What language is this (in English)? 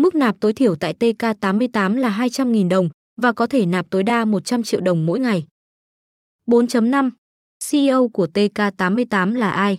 Vietnamese